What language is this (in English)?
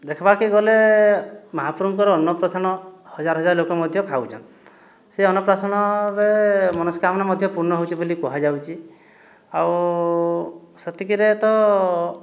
Odia